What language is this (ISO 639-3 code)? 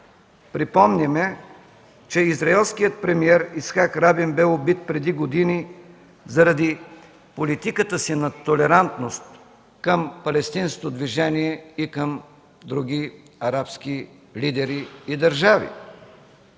bul